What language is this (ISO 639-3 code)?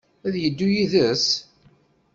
kab